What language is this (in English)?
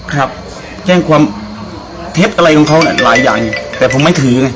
Thai